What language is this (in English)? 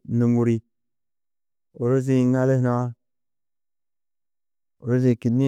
Tedaga